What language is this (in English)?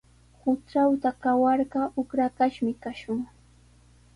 Sihuas Ancash Quechua